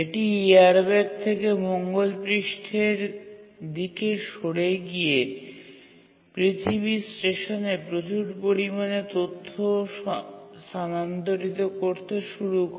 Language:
Bangla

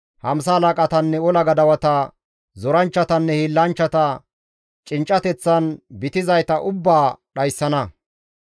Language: Gamo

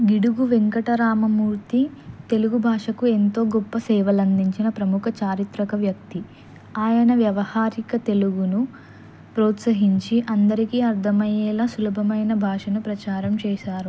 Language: Telugu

